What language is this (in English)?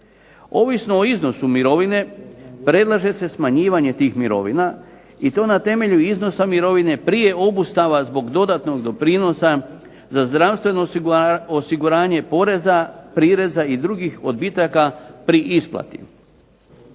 Croatian